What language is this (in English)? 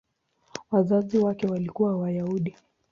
Swahili